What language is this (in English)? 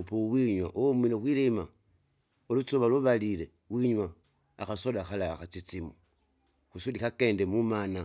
Kinga